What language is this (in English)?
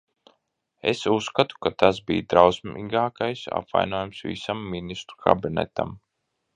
Latvian